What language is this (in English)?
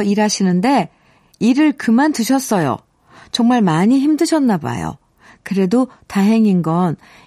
Korean